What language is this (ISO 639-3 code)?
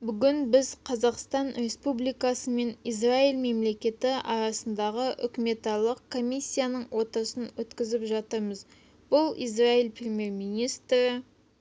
kaz